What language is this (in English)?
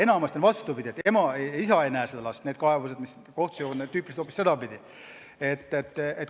Estonian